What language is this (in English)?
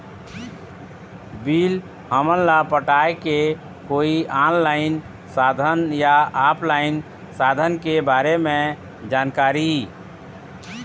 Chhattisgarhi